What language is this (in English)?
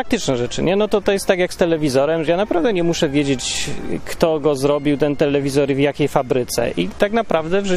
Polish